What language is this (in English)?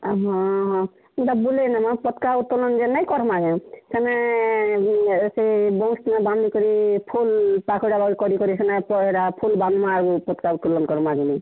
Odia